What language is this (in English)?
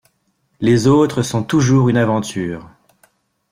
French